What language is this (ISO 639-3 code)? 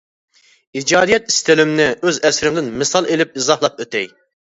uig